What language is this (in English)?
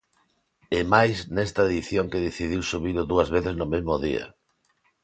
Galician